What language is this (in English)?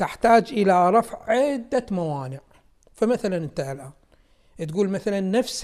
Arabic